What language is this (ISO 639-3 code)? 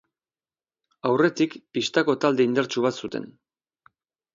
eus